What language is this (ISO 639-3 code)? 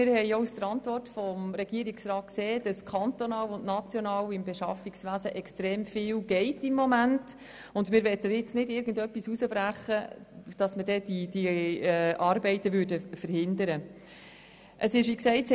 gsw